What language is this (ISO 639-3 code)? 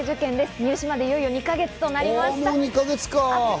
jpn